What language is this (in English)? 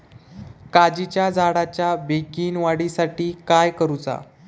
Marathi